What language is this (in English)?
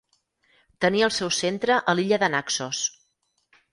Catalan